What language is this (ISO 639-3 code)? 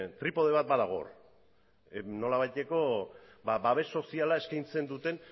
eus